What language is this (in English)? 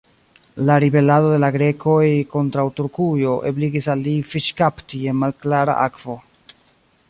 Esperanto